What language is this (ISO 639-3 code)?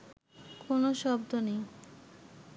ben